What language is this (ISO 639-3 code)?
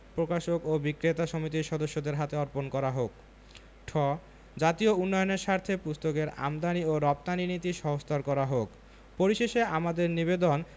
ben